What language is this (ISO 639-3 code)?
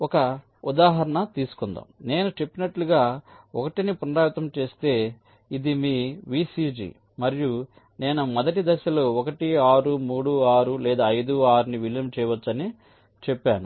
tel